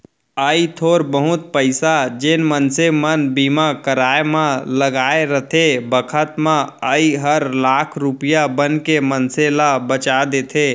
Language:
Chhattisgarhi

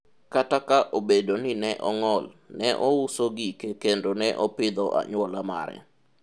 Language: Luo (Kenya and Tanzania)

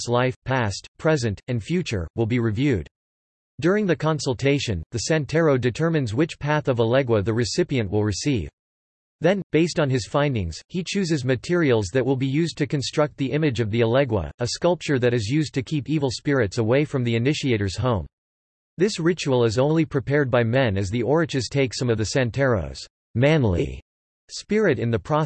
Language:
English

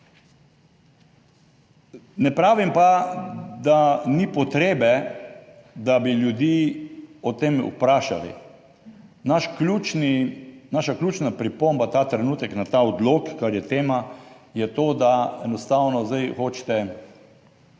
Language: Slovenian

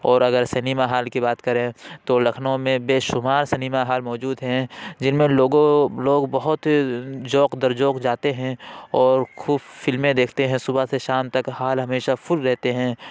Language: Urdu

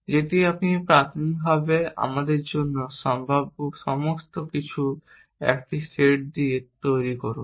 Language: Bangla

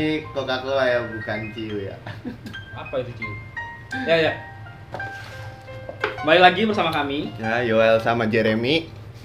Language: Indonesian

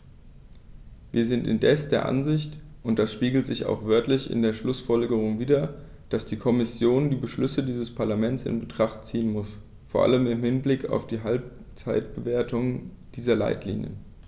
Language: German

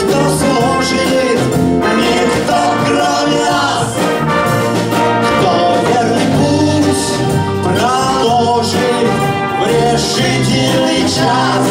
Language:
Ukrainian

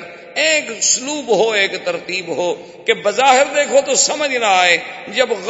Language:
Urdu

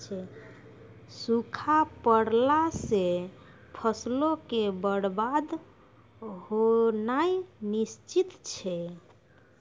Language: Maithili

